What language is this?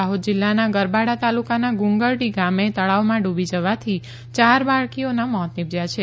Gujarati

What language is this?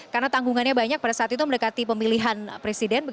Indonesian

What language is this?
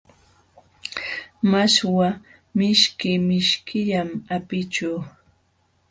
Jauja Wanca Quechua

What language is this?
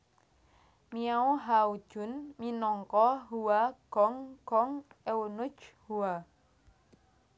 Javanese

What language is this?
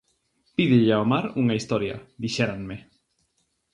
Galician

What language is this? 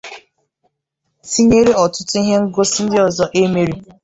Igbo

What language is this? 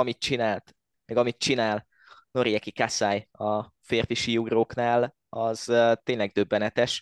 Hungarian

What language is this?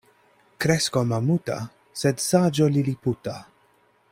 Esperanto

